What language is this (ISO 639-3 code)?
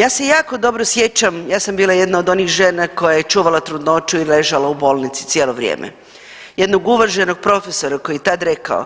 hrv